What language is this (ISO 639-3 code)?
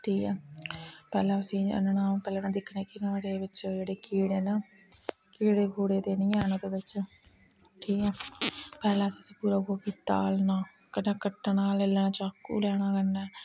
doi